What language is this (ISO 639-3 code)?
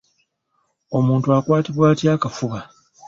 lug